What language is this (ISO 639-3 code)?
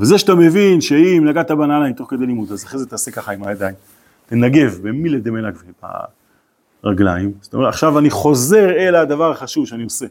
heb